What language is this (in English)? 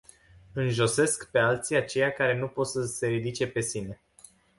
Romanian